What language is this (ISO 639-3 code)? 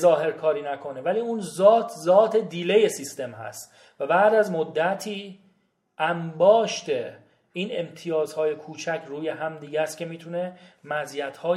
fas